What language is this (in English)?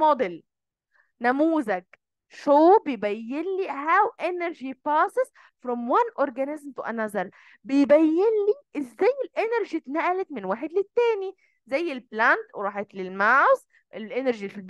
Arabic